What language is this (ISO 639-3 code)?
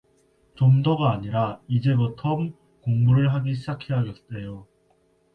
kor